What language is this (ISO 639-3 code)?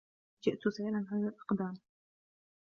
ara